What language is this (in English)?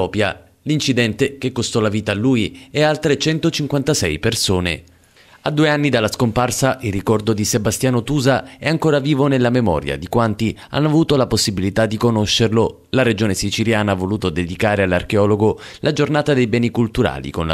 Italian